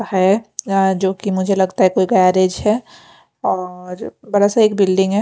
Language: Hindi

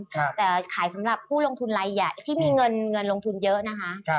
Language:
Thai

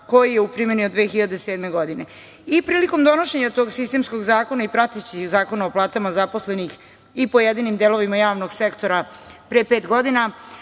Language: Serbian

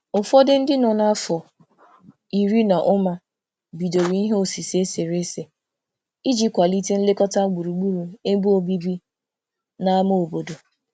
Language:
Igbo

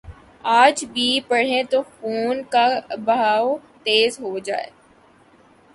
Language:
Urdu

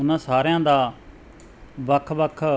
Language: Punjabi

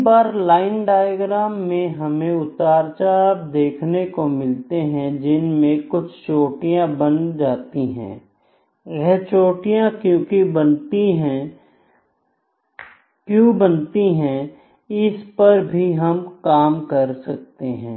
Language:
Hindi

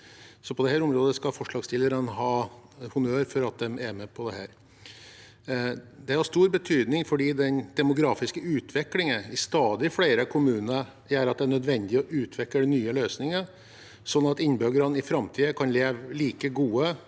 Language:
Norwegian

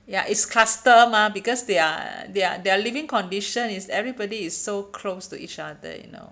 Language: English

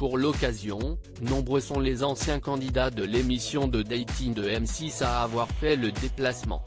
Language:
French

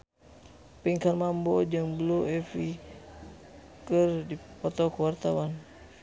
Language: Sundanese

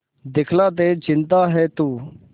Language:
Hindi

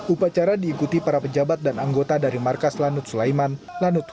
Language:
Indonesian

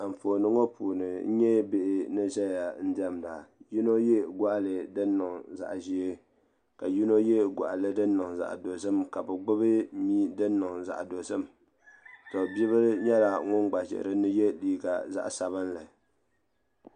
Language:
Dagbani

